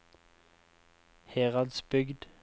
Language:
Norwegian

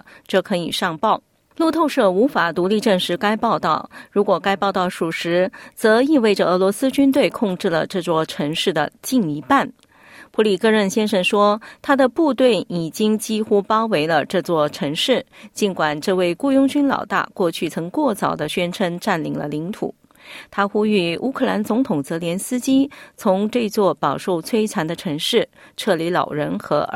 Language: Chinese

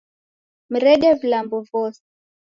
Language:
Taita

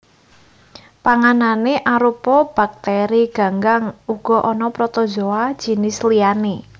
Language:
Javanese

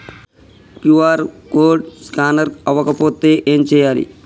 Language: Telugu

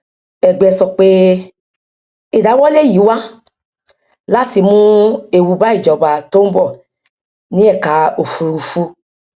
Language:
Yoruba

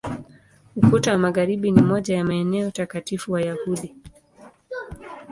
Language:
Swahili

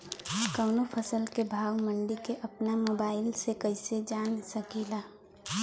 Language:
Bhojpuri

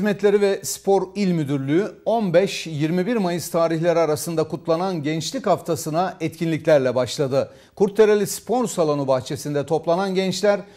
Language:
Turkish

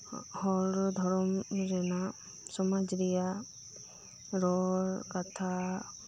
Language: Santali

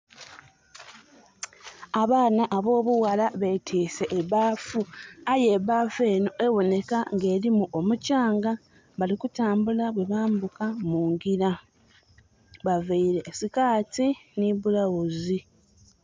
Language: Soga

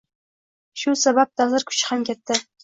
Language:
Uzbek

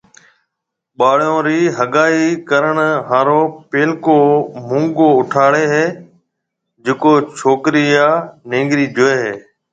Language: Marwari (Pakistan)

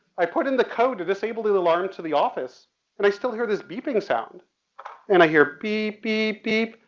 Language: English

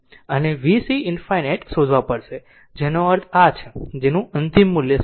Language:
Gujarati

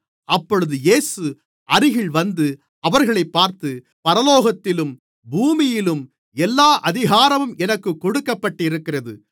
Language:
Tamil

